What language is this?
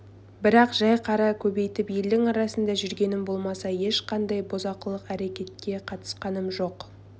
Kazakh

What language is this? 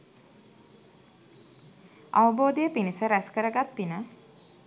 Sinhala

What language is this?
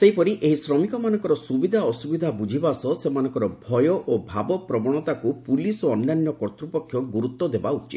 Odia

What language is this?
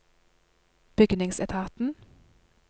Norwegian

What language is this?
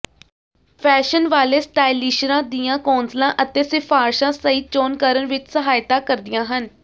Punjabi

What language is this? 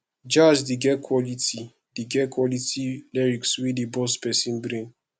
Nigerian Pidgin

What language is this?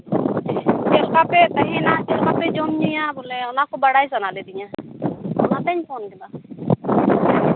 Santali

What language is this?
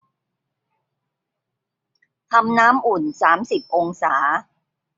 Thai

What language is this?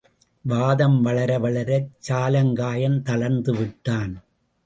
Tamil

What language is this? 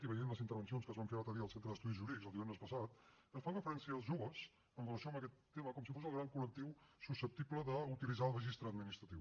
Catalan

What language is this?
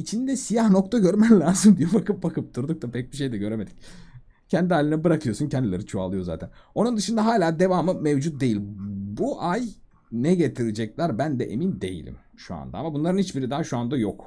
Turkish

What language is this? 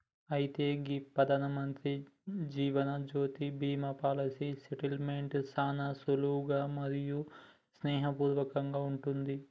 Telugu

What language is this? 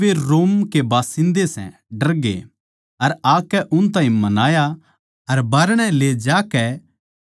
Haryanvi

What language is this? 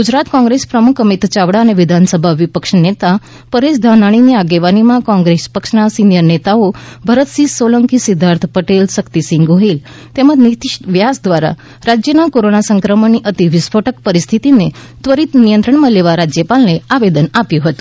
Gujarati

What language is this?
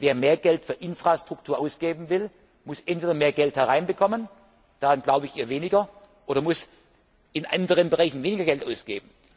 German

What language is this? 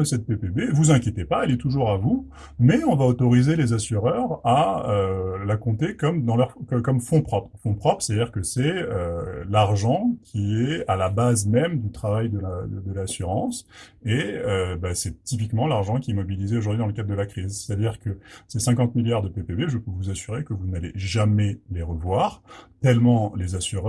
French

